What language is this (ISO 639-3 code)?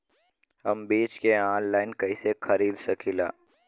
bho